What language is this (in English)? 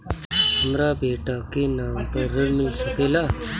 Bhojpuri